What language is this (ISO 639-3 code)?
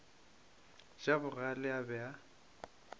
nso